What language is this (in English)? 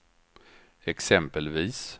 Swedish